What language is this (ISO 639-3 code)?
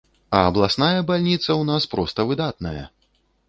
bel